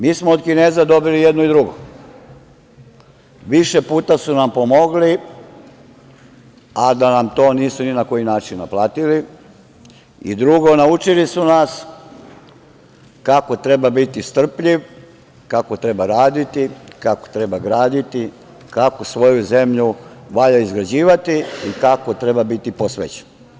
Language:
Serbian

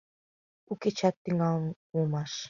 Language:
Mari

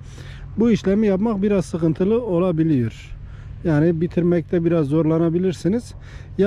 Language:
Turkish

